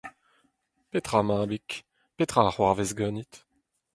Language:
Breton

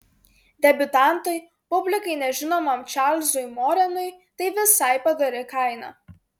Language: Lithuanian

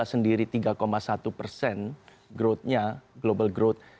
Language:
Indonesian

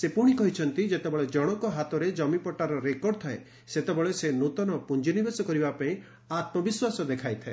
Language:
Odia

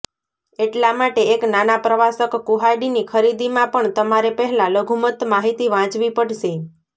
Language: Gujarati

